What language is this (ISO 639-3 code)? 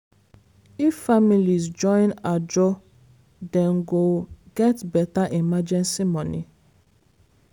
pcm